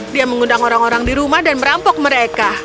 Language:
Indonesian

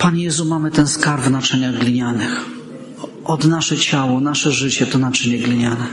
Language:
Polish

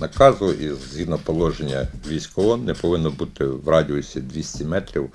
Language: Ukrainian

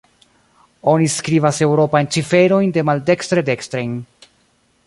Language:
Esperanto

